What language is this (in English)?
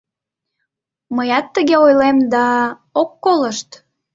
Mari